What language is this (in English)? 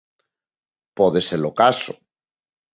Galician